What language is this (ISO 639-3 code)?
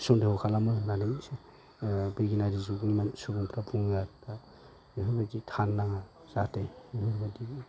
brx